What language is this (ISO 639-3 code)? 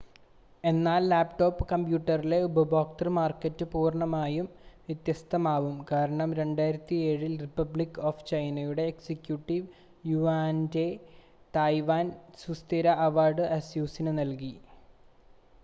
mal